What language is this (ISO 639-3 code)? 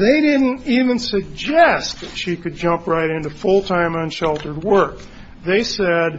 eng